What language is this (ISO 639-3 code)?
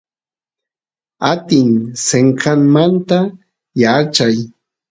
qus